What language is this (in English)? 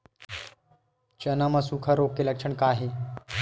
Chhattisgarhi